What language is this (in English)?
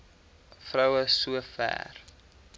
Afrikaans